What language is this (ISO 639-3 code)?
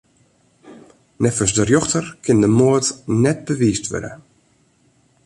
fry